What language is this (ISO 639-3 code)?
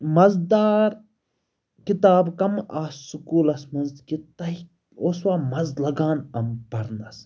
kas